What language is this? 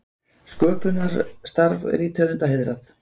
Icelandic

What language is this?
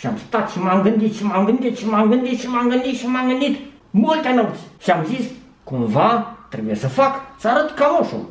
Romanian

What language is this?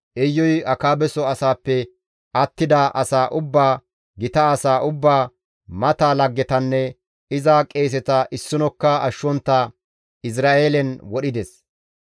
Gamo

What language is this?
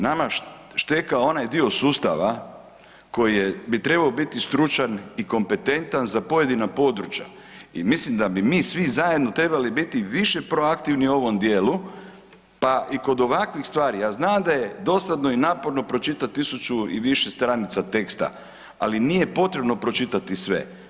Croatian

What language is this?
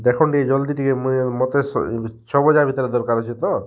Odia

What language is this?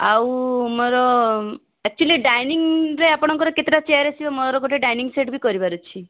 Odia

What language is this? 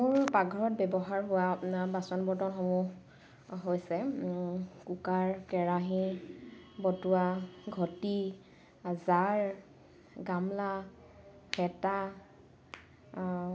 Assamese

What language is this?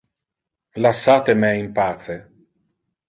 Interlingua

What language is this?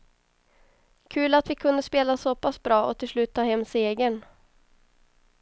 Swedish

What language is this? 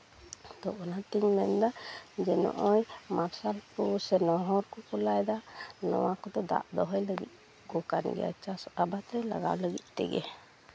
Santali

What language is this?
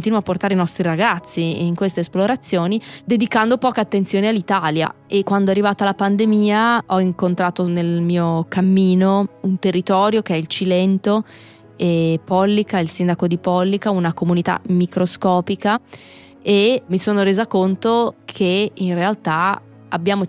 Italian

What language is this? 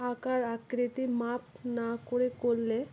Bangla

